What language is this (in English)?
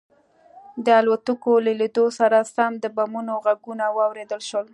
Pashto